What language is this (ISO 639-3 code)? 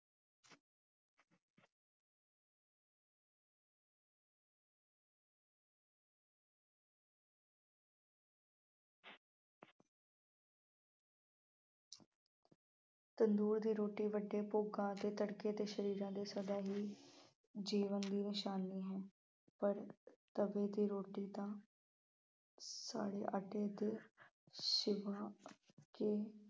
pan